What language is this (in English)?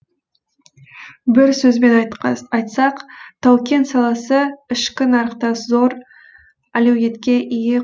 Kazakh